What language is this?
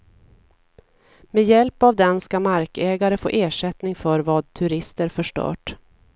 Swedish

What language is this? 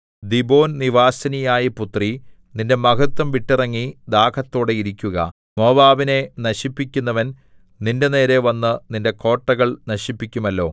Malayalam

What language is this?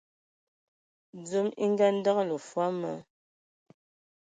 Ewondo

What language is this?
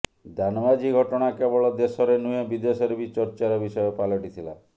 Odia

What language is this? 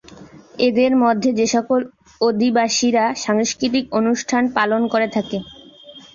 Bangla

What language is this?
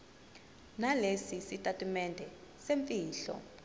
Zulu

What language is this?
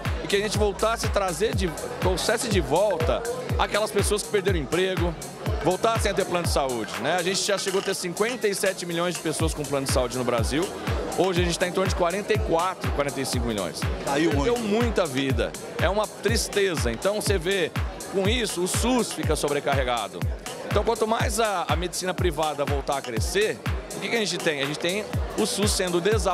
Portuguese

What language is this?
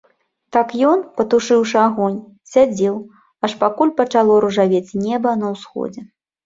Belarusian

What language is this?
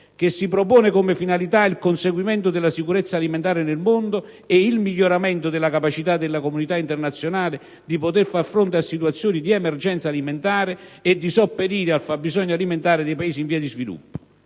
Italian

